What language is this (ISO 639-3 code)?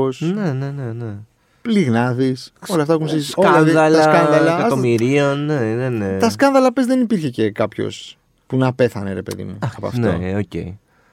ell